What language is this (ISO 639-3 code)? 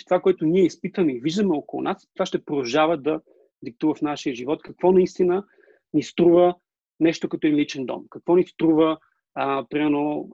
bul